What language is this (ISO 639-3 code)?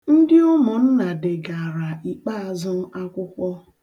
ibo